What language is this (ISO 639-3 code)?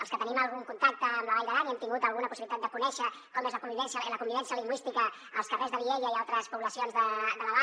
cat